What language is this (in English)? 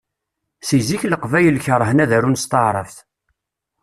Kabyle